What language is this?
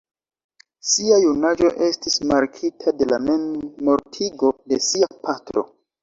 Esperanto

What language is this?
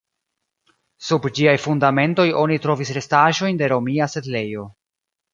Esperanto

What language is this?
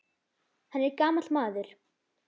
Icelandic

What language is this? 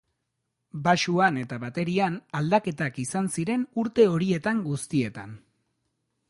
Basque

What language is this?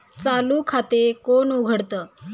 Marathi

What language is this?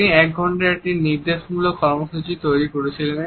Bangla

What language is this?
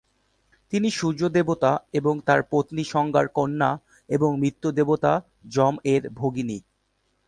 Bangla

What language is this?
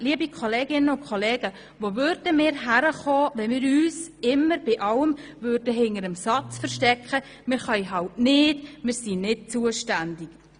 Swiss German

